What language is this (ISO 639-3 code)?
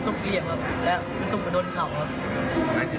tha